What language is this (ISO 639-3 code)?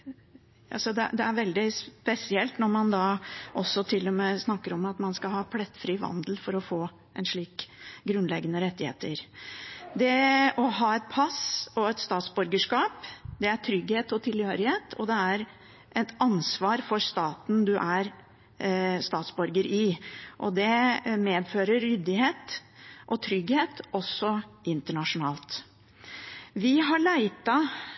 nob